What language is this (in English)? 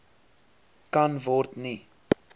Afrikaans